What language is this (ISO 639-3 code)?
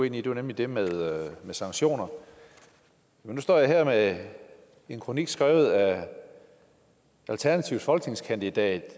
dan